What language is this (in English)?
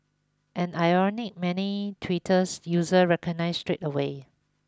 English